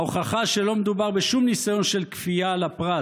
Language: Hebrew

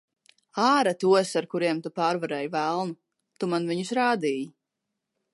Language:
Latvian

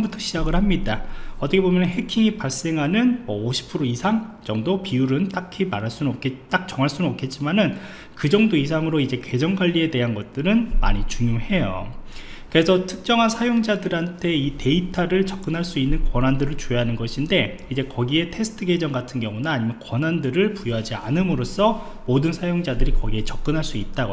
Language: Korean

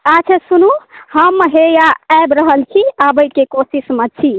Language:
Maithili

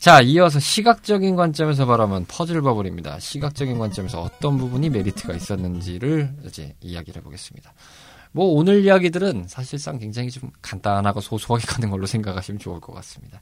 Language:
Korean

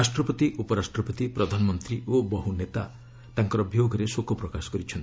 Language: Odia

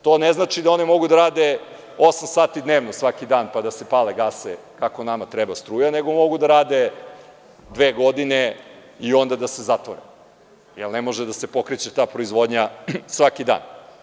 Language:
Serbian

